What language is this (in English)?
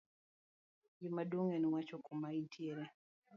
Luo (Kenya and Tanzania)